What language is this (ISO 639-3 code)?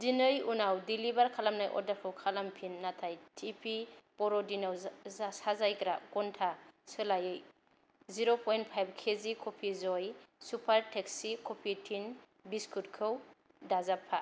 brx